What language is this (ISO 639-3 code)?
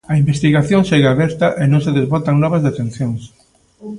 glg